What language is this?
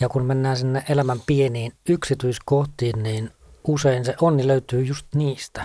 Finnish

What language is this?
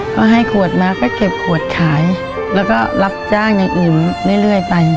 Thai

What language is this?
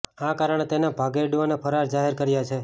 Gujarati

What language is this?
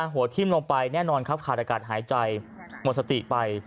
Thai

